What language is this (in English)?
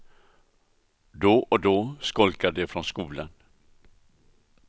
Swedish